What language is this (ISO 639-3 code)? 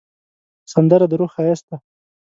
pus